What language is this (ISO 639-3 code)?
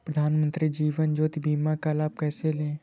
hin